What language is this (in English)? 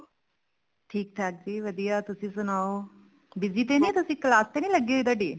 Punjabi